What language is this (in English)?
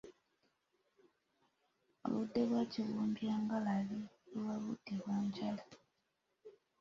Ganda